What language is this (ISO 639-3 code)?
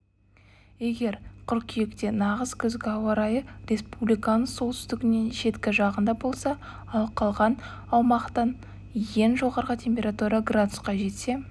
kaz